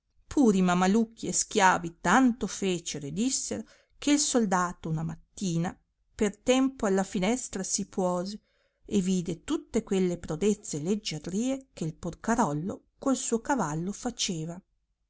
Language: Italian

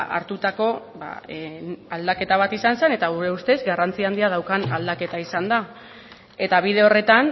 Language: Basque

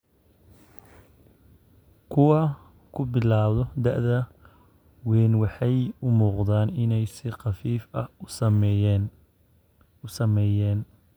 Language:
Somali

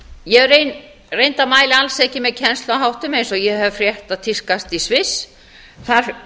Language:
Icelandic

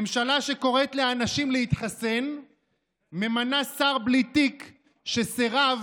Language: Hebrew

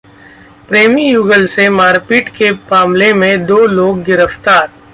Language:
Hindi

